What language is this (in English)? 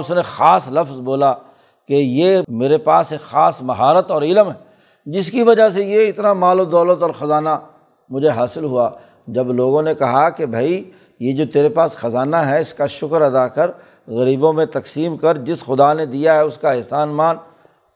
Urdu